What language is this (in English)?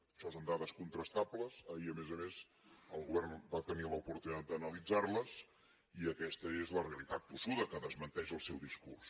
Catalan